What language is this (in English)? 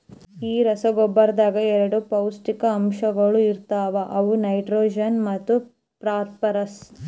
Kannada